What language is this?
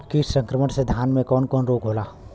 Bhojpuri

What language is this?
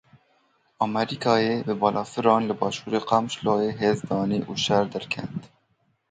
Kurdish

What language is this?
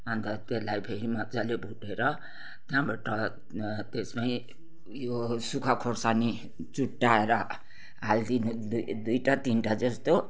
Nepali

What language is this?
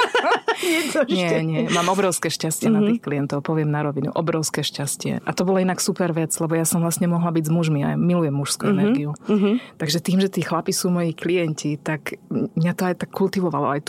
Slovak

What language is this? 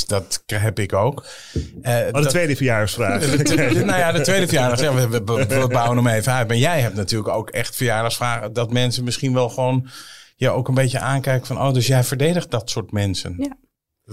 Dutch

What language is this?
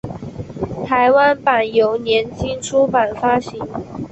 Chinese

